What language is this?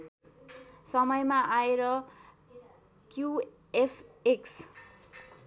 Nepali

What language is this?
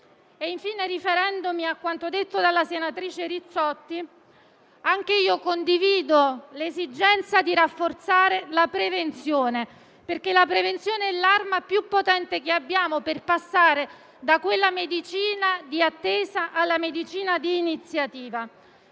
Italian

